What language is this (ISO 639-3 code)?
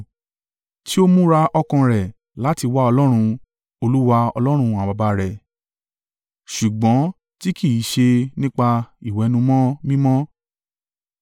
yor